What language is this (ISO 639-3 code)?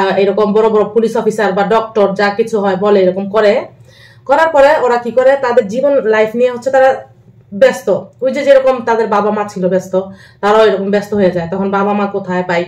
ara